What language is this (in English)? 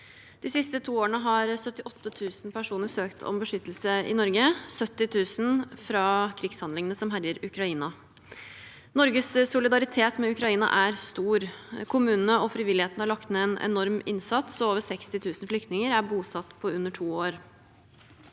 Norwegian